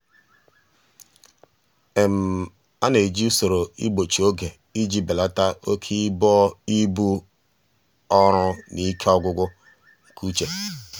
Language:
Igbo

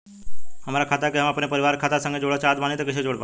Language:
Bhojpuri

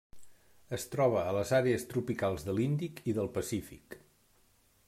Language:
Catalan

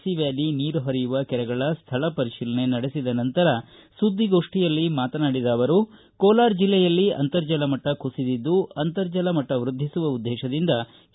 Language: Kannada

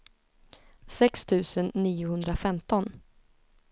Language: Swedish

